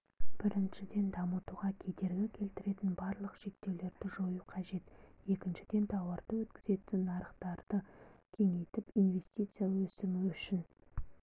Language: Kazakh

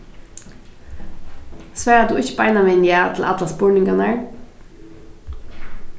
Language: Faroese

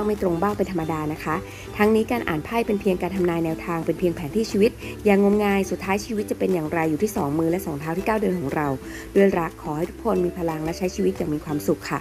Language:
Thai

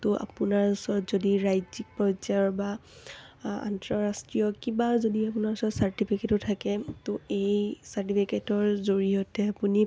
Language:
Assamese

